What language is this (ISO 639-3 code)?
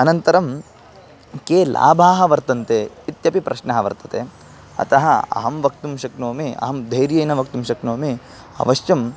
san